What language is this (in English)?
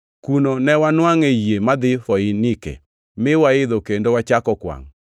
Luo (Kenya and Tanzania)